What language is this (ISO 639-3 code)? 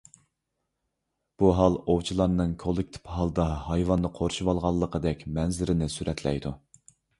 uig